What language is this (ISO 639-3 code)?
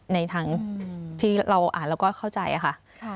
tha